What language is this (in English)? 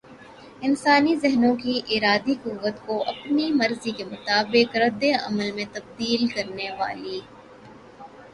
Urdu